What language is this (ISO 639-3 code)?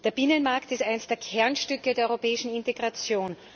deu